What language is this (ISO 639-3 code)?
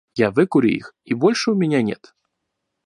rus